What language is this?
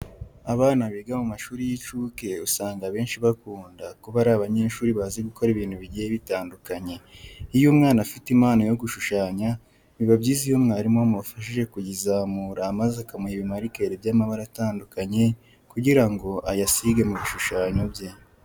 Kinyarwanda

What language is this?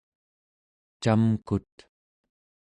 Central Yupik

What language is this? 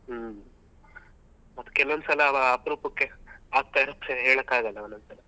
Kannada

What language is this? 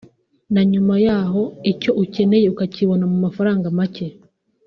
Kinyarwanda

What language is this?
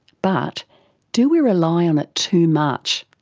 English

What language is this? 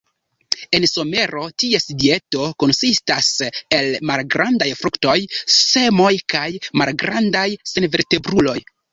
Esperanto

